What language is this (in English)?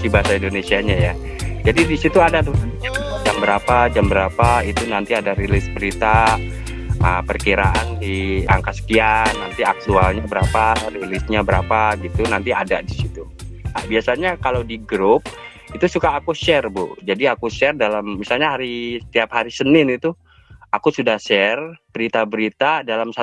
Indonesian